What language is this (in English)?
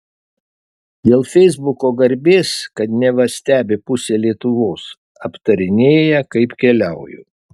Lithuanian